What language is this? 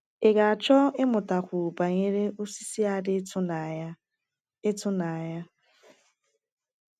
Igbo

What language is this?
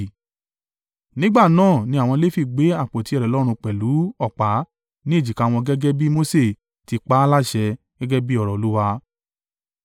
Yoruba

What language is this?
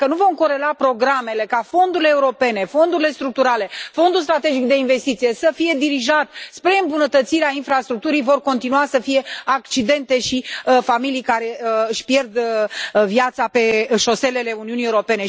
Romanian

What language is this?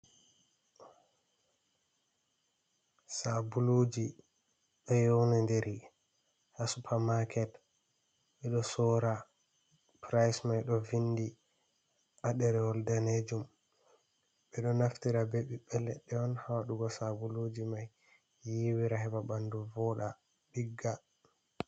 Fula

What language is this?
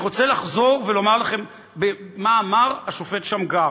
Hebrew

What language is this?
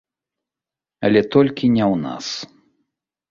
Belarusian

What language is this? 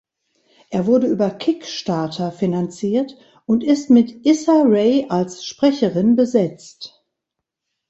German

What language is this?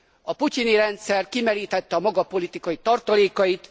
Hungarian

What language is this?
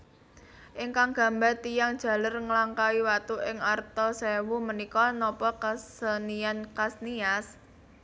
Javanese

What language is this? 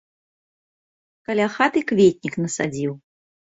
Belarusian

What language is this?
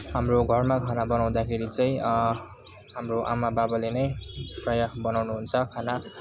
Nepali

